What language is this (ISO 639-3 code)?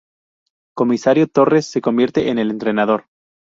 spa